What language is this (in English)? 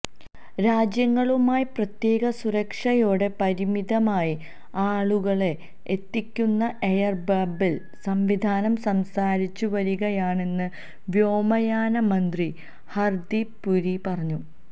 Malayalam